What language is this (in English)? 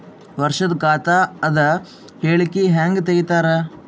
Kannada